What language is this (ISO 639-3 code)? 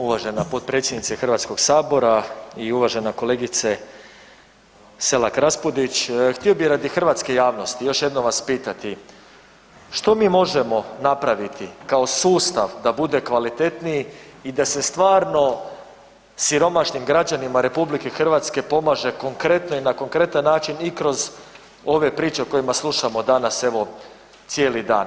hrv